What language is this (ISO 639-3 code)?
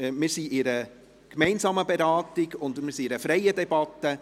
gsw